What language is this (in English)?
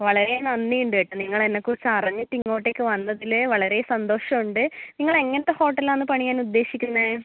Malayalam